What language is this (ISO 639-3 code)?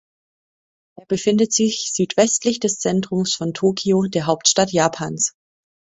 deu